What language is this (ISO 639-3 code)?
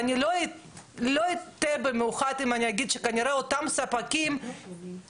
heb